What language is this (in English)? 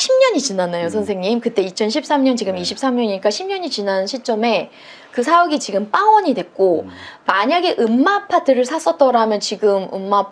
Korean